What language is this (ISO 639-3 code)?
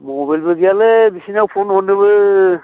brx